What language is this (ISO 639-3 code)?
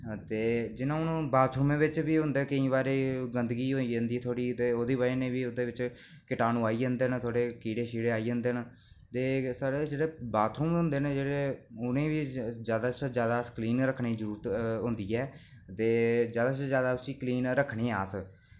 doi